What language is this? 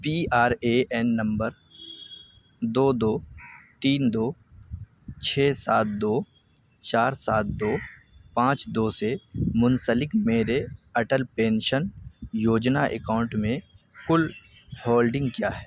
Urdu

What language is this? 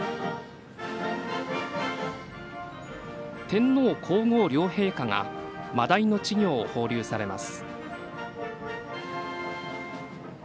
Japanese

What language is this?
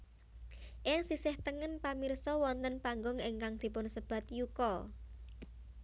Javanese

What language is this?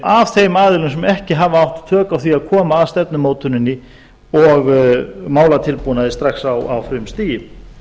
Icelandic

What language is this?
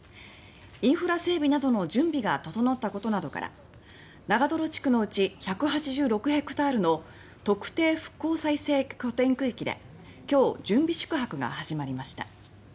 Japanese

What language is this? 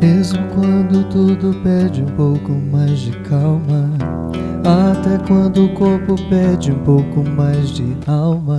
Portuguese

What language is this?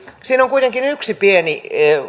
Finnish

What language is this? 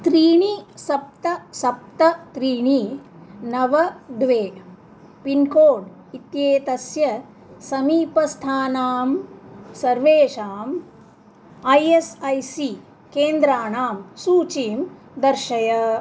Sanskrit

